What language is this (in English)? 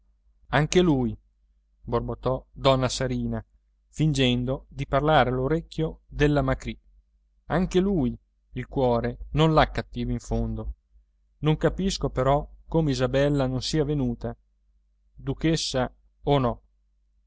Italian